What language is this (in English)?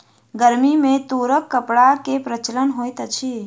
Maithili